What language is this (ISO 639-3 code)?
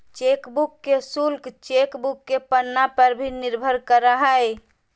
mag